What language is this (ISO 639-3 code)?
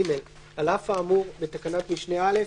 heb